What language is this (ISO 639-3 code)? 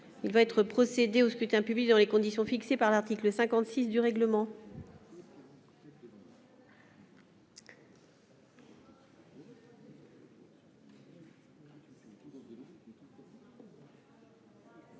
fra